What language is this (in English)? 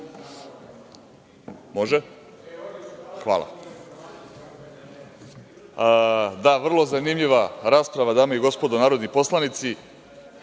Serbian